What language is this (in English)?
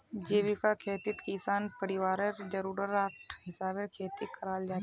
Magahi